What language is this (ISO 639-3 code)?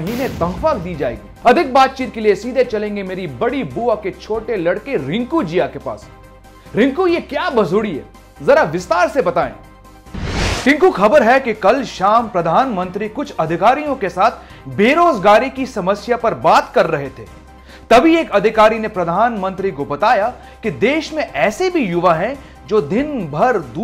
hin